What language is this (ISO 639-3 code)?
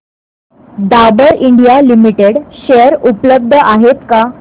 mar